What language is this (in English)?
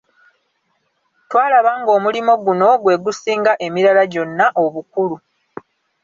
Ganda